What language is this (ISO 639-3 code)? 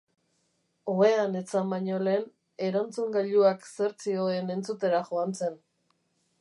eus